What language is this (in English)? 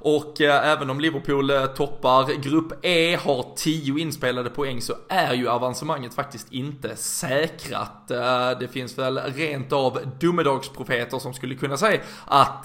Swedish